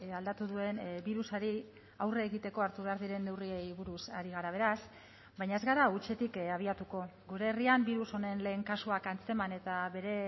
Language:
Basque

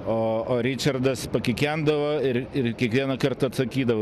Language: Lithuanian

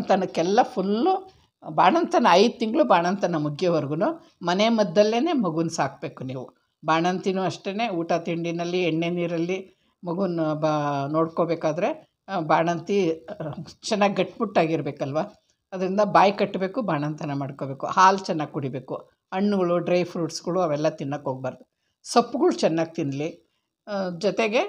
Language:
Kannada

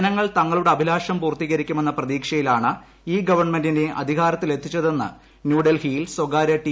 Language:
Malayalam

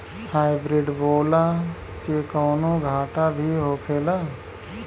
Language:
Bhojpuri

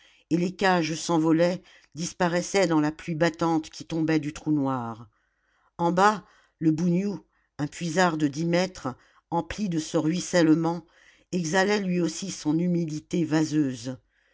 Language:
French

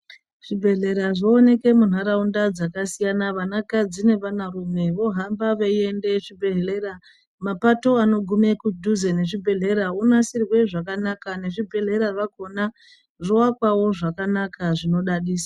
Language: Ndau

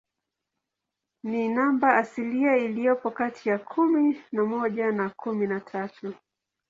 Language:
Swahili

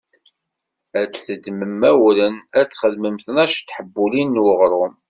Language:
Kabyle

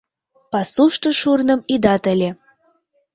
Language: Mari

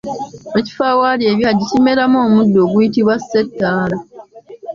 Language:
Ganda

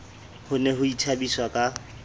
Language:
Southern Sotho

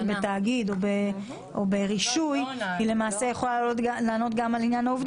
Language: Hebrew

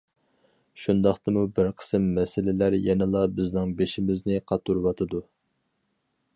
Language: Uyghur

